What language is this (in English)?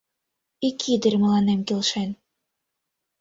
Mari